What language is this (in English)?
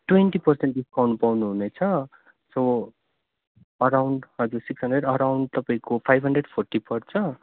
Nepali